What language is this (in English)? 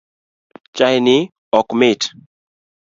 Luo (Kenya and Tanzania)